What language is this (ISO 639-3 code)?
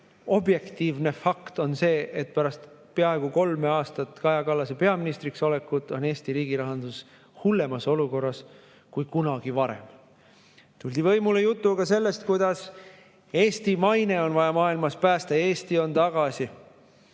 est